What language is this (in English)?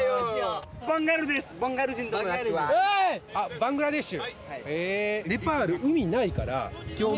Japanese